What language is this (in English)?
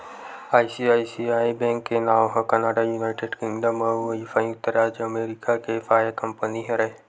Chhattisgarhi